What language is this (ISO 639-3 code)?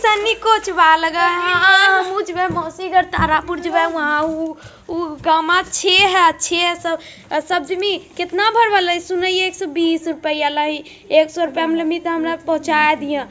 mag